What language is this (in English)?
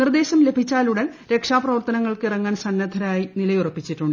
Malayalam